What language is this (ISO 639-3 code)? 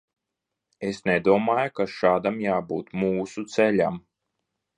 lav